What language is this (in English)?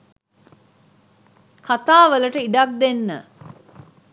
Sinhala